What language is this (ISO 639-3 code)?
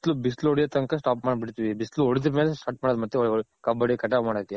kan